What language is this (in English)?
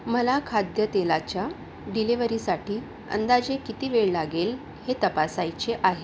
Marathi